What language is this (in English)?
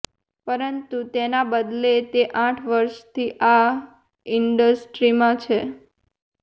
Gujarati